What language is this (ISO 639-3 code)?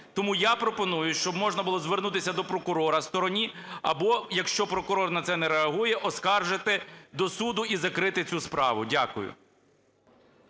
ukr